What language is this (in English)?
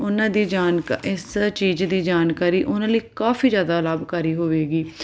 Punjabi